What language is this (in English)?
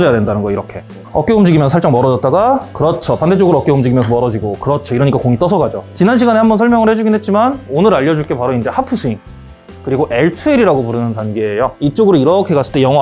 Korean